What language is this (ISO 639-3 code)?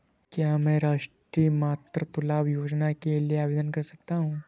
hin